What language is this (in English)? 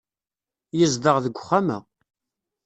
Kabyle